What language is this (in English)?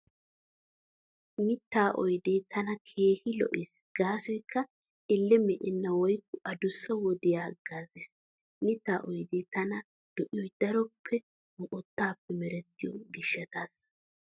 Wolaytta